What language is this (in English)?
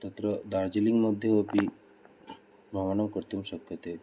Sanskrit